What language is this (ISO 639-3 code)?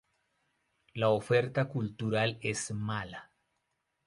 spa